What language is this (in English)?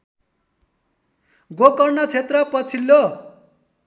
Nepali